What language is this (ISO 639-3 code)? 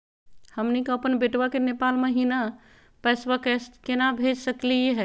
mag